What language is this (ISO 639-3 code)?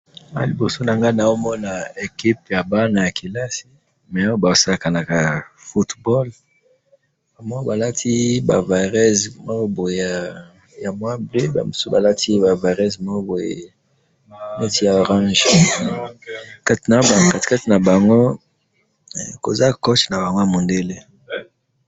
lin